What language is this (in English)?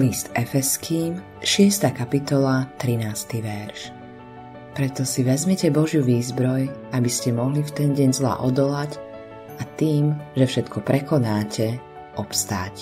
Slovak